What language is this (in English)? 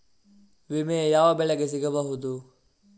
Kannada